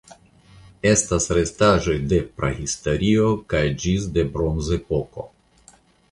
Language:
Esperanto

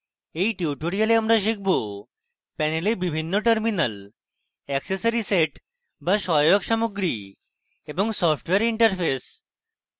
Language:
Bangla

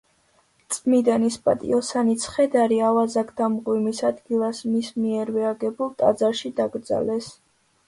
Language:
Georgian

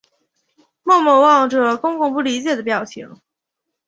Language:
Chinese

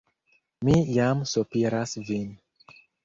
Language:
Esperanto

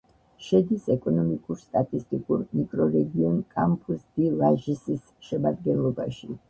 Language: Georgian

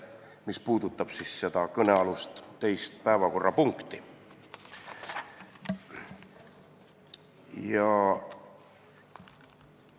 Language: Estonian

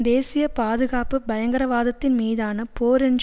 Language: Tamil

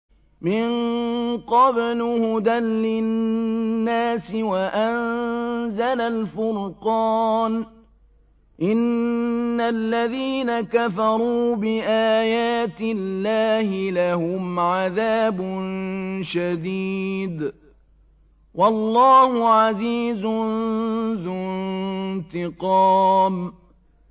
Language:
Arabic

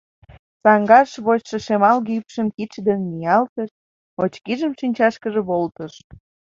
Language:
Mari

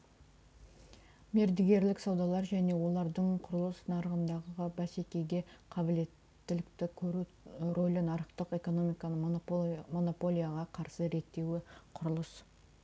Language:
Kazakh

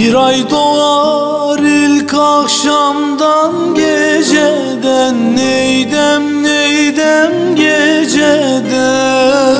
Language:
Turkish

